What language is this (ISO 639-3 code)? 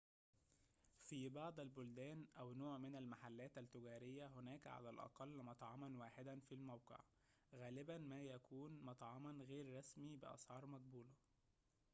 ara